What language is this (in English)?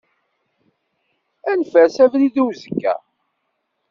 Kabyle